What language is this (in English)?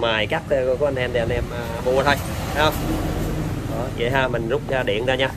Vietnamese